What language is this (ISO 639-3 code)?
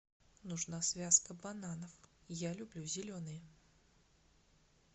rus